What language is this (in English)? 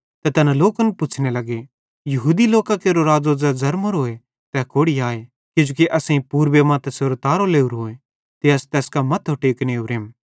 Bhadrawahi